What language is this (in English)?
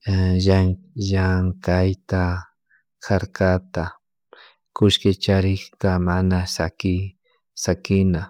Chimborazo Highland Quichua